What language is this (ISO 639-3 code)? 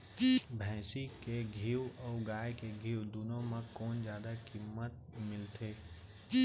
hne